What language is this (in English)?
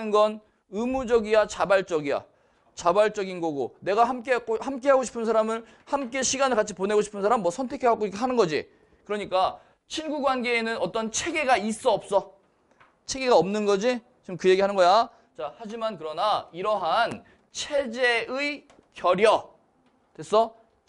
Korean